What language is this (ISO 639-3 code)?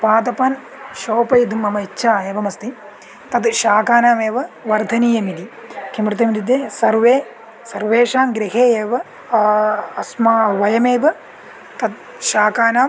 san